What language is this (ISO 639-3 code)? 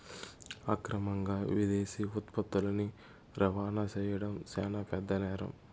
tel